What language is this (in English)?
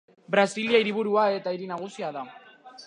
Basque